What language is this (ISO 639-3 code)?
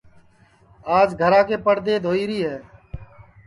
ssi